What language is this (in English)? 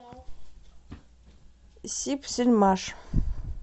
Russian